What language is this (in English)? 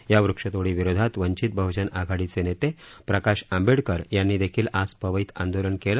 Marathi